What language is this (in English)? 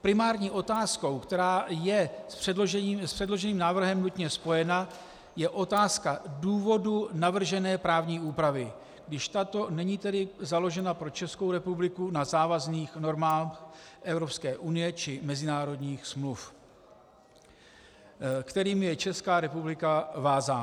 Czech